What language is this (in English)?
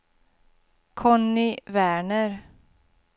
Swedish